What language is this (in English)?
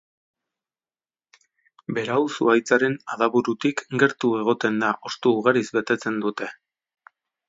Basque